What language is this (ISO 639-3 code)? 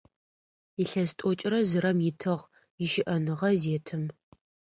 ady